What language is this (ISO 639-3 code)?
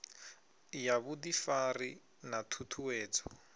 ven